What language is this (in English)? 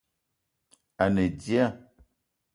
Eton (Cameroon)